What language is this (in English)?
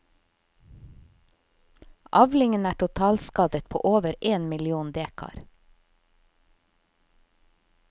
Norwegian